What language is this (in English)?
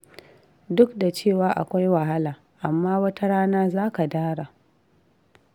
Hausa